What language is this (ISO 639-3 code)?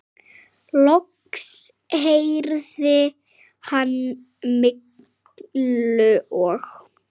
isl